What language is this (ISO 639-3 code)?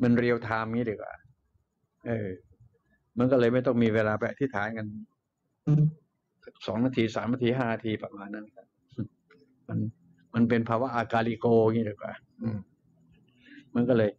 tha